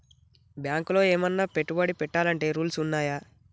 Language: Telugu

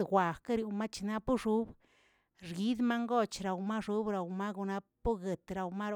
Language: Tilquiapan Zapotec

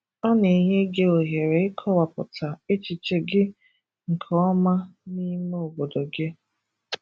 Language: Igbo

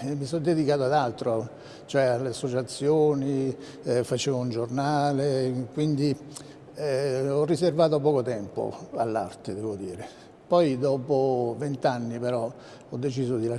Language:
Italian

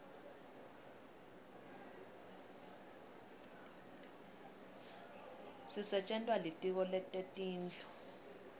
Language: Swati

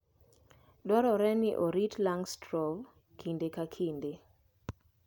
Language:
Luo (Kenya and Tanzania)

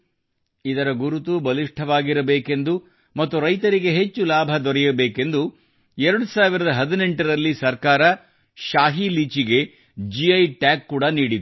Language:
Kannada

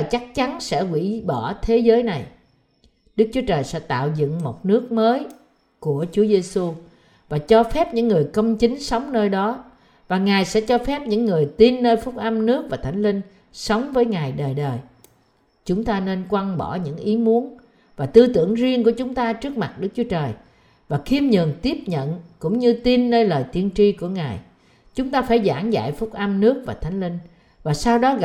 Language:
Vietnamese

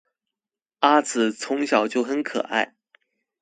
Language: Chinese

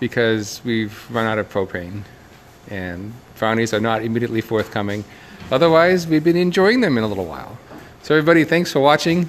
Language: English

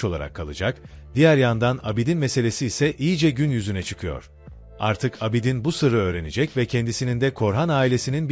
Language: Turkish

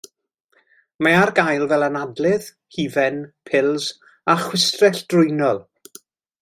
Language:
Welsh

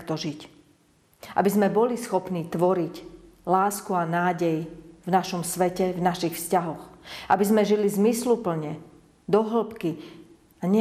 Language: Slovak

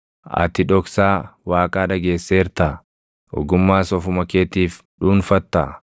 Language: Oromo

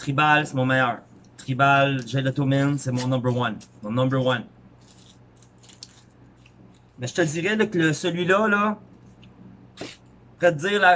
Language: French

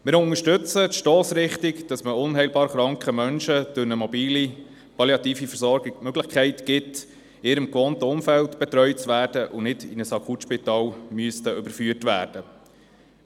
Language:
Swiss German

